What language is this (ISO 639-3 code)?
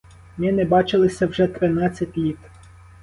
ukr